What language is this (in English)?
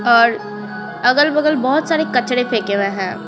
Hindi